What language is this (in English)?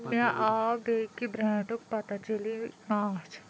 Kashmiri